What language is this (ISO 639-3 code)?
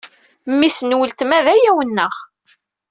kab